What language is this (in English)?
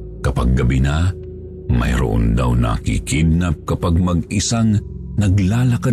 Filipino